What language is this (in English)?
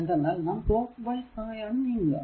Malayalam